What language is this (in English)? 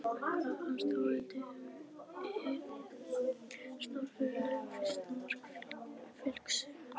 Icelandic